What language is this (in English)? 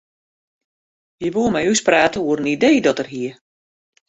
Western Frisian